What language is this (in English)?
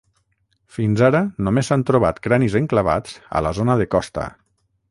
Catalan